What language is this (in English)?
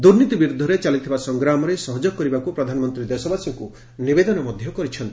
Odia